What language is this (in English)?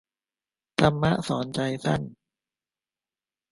Thai